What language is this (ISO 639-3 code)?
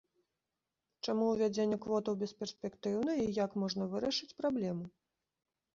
bel